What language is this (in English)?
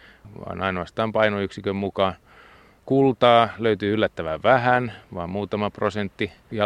Finnish